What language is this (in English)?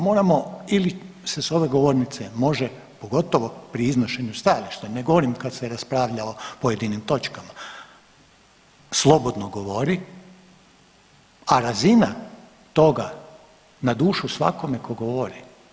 Croatian